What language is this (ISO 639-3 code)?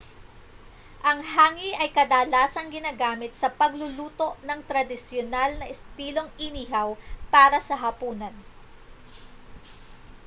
fil